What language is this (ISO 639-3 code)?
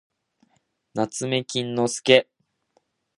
jpn